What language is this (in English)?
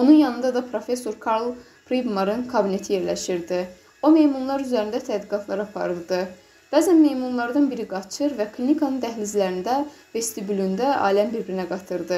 Turkish